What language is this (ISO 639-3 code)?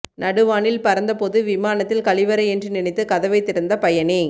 tam